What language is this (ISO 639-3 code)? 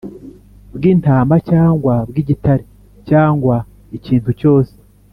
kin